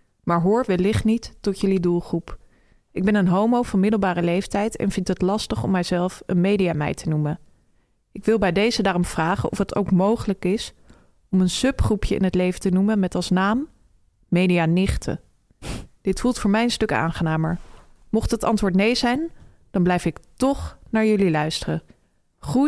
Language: Dutch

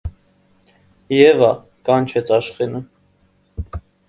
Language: Armenian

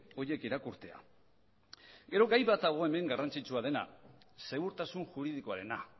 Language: Basque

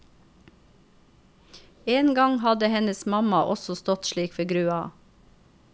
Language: Norwegian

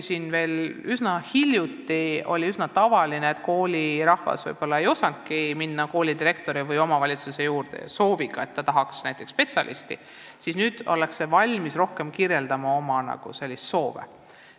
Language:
Estonian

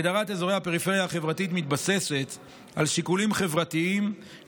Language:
Hebrew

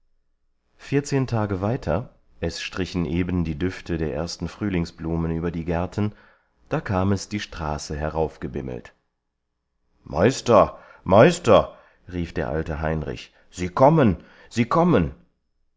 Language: German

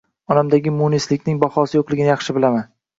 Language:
Uzbek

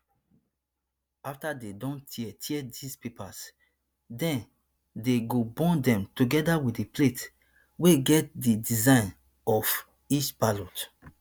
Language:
Nigerian Pidgin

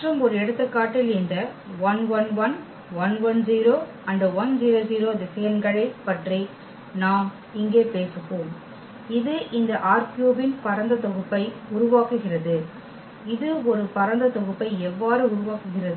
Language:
Tamil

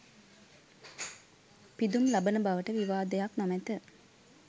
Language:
Sinhala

